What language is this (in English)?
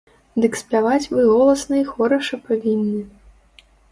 Belarusian